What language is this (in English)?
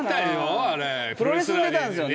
Japanese